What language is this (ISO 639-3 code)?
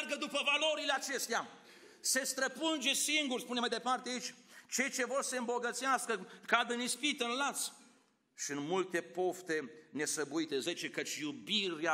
ron